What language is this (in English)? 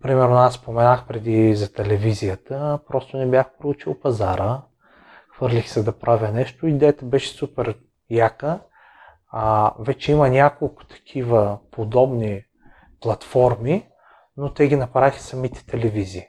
Bulgarian